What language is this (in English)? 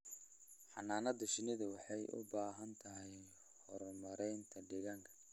Somali